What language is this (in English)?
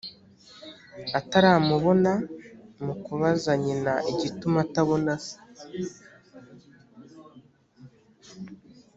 Kinyarwanda